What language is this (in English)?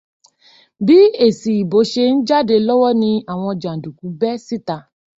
Yoruba